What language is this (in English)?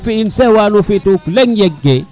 Serer